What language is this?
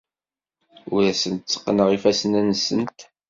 Kabyle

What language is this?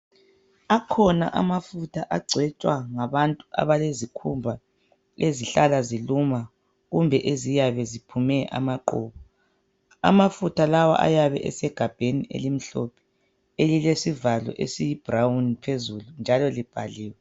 North Ndebele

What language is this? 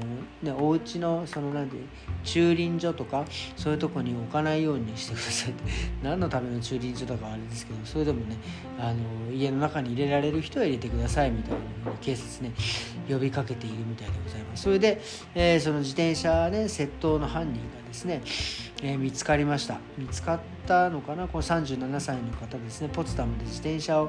Japanese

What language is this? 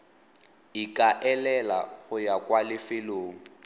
Tswana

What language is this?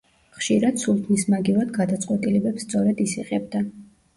Georgian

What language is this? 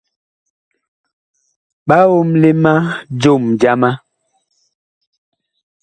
Bakoko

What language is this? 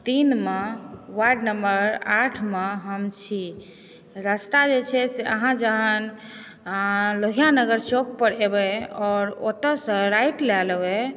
Maithili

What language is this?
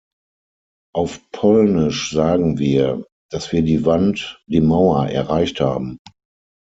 German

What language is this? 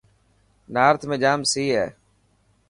Dhatki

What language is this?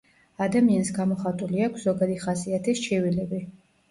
Georgian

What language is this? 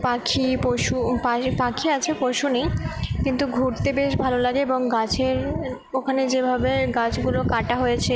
Bangla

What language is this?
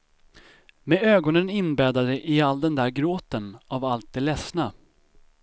Swedish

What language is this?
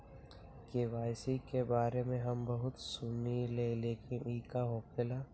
Magahi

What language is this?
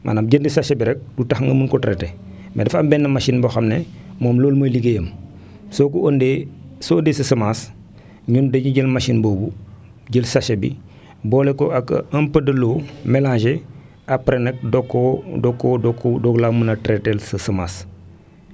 Wolof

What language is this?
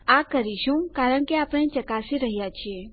Gujarati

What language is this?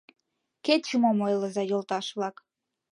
Mari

